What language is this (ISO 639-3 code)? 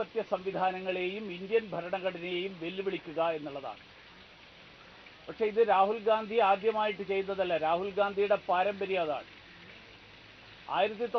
ara